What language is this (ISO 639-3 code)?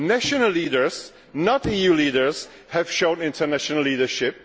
eng